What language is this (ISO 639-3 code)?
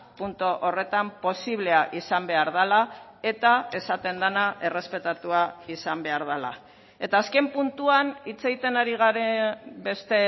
eus